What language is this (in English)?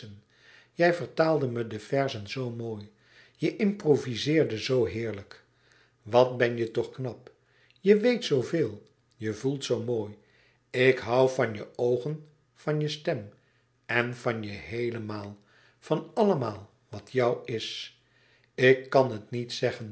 Dutch